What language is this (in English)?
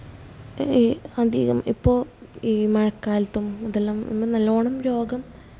Malayalam